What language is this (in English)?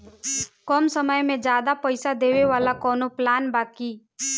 Bhojpuri